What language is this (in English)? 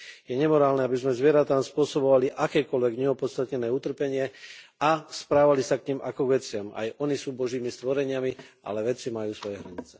Slovak